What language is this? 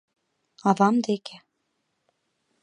Mari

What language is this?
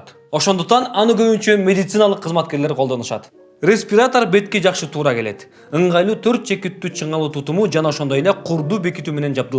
Turkish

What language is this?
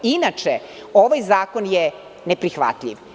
Serbian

